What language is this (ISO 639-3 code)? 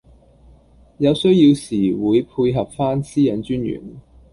yue